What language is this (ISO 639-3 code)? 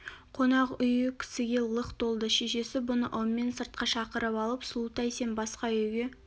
kaz